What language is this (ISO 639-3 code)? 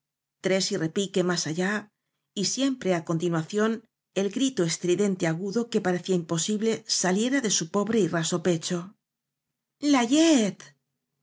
spa